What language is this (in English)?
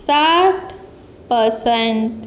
Konkani